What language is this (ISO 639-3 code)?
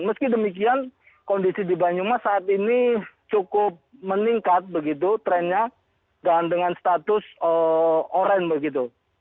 ind